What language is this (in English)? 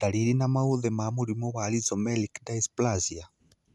Kikuyu